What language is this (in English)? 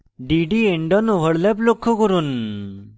Bangla